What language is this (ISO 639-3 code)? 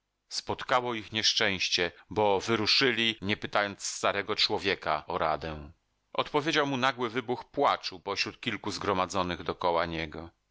pol